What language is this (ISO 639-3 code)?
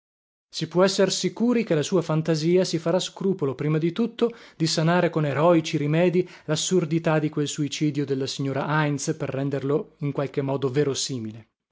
ita